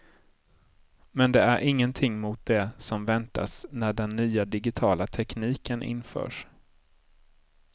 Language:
Swedish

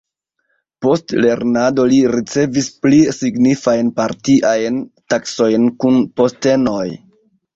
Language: Esperanto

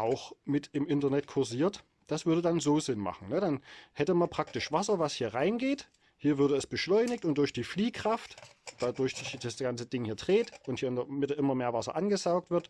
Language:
German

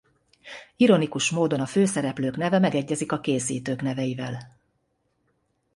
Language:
Hungarian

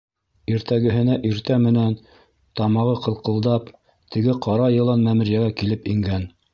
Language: Bashkir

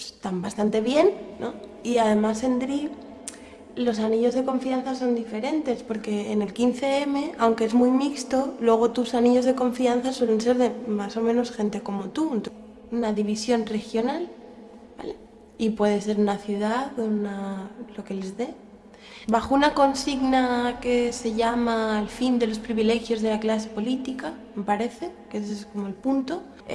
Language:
Spanish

